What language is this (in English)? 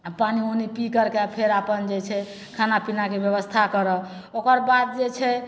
Maithili